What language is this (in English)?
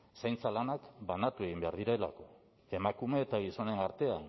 Basque